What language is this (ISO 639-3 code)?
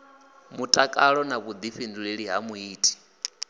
ven